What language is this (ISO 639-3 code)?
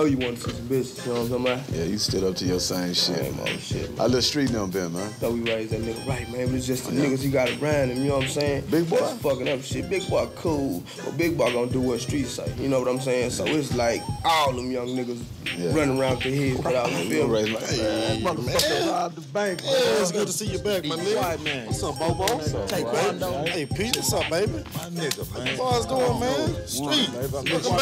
eng